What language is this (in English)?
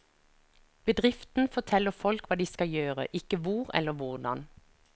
Norwegian